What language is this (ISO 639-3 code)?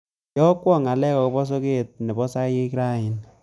kln